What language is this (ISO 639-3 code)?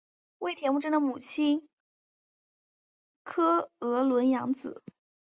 zho